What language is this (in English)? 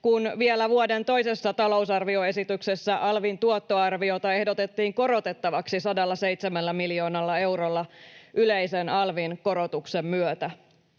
Finnish